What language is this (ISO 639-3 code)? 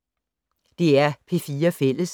dan